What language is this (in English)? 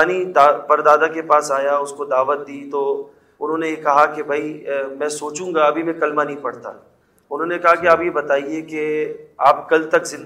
Urdu